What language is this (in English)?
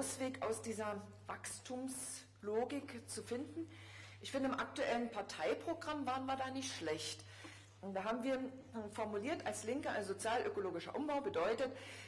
German